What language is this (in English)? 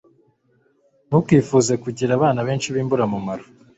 Kinyarwanda